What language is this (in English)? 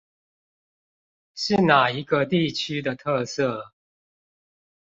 Chinese